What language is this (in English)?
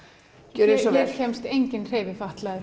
Icelandic